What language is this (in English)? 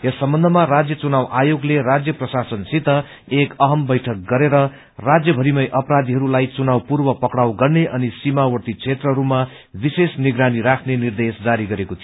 Nepali